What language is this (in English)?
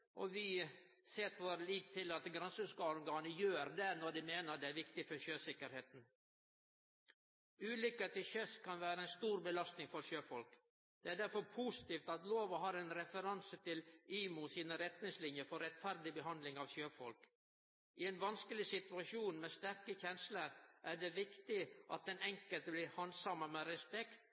Norwegian Nynorsk